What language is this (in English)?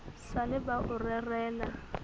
Southern Sotho